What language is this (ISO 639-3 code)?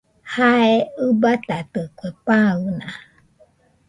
hux